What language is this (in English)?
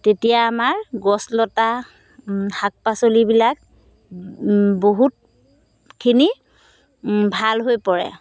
Assamese